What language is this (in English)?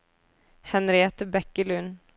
Norwegian